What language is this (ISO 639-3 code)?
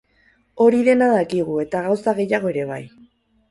eus